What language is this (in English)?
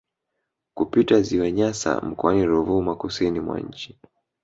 Swahili